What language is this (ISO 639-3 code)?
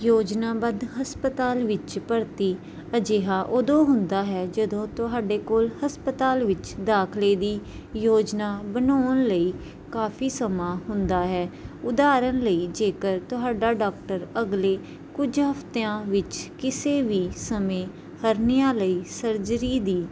pan